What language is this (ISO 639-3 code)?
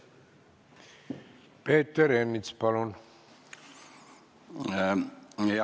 est